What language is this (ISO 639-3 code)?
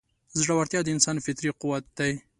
pus